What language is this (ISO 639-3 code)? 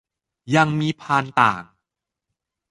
tha